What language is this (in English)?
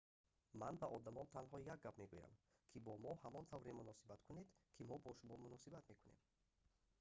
Tajik